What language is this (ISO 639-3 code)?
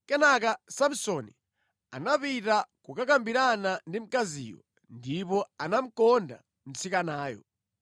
nya